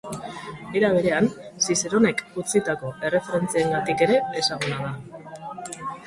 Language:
Basque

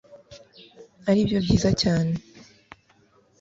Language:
Kinyarwanda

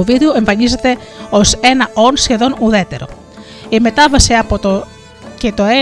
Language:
Greek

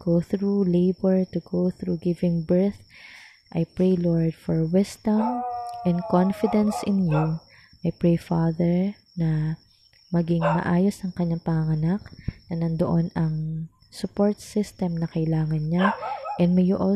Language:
Filipino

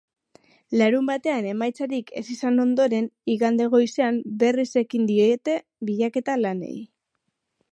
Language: Basque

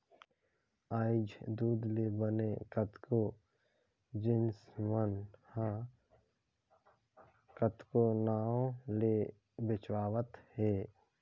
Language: Chhattisgarhi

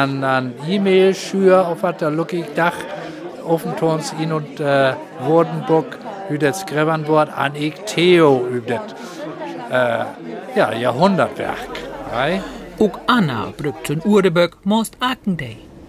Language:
German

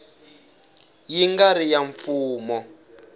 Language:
Tsonga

